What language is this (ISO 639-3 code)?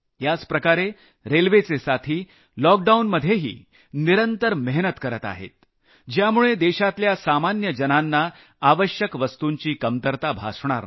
mar